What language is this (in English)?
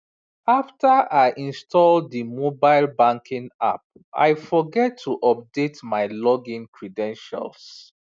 Nigerian Pidgin